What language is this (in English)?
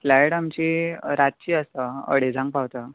Konkani